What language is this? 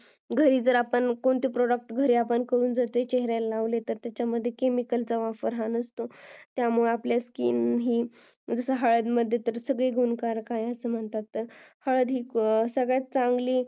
Marathi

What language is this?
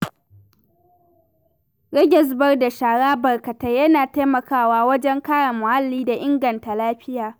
Hausa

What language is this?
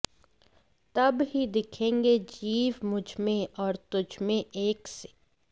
Sanskrit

